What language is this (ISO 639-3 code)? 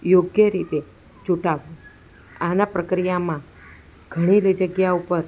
guj